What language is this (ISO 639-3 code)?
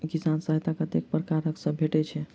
mai